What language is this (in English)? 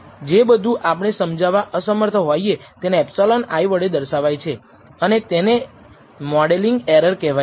Gujarati